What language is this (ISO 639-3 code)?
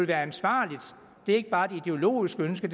dan